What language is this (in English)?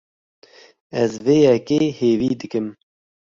Kurdish